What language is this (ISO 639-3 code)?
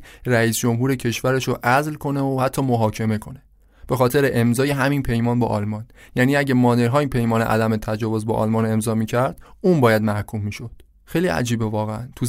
fas